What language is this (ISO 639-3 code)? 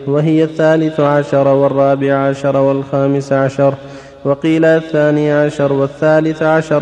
ara